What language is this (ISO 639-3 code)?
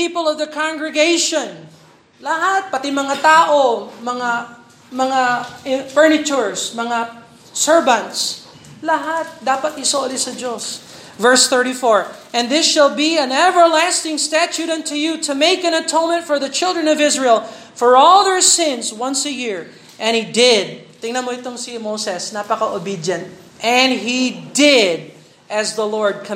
fil